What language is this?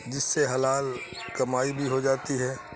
Urdu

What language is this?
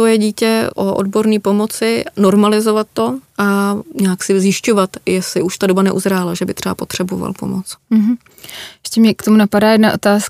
Czech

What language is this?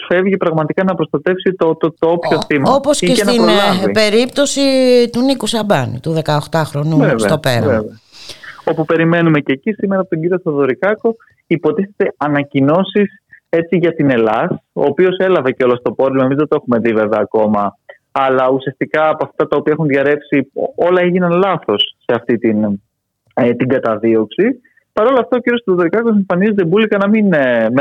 Greek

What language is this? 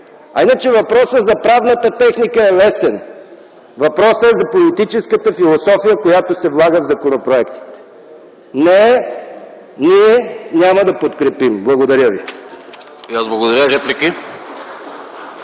Bulgarian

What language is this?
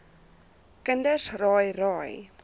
Afrikaans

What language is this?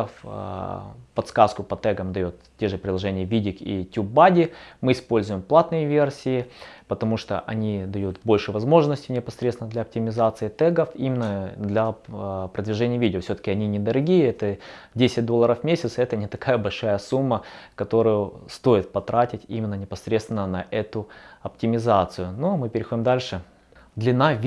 Russian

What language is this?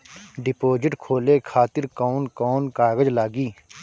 Bhojpuri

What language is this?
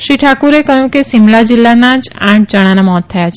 Gujarati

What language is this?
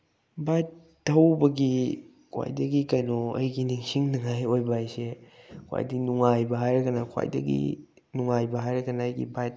Manipuri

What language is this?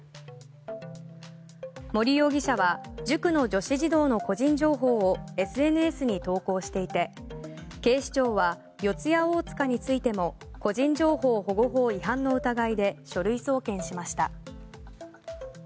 Japanese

